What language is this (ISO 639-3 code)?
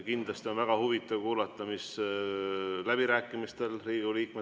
est